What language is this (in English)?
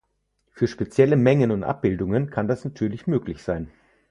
German